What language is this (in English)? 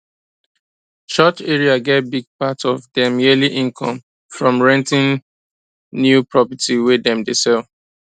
Nigerian Pidgin